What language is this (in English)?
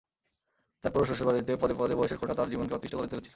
Bangla